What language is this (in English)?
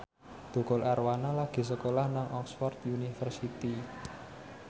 Javanese